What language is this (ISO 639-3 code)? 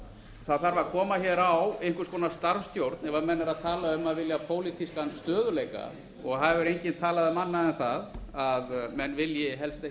isl